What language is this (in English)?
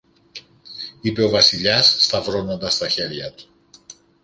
Greek